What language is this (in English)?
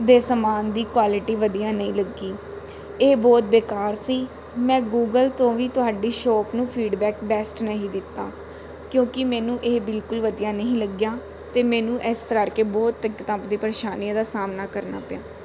Punjabi